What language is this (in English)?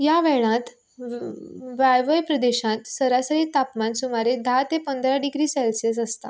Konkani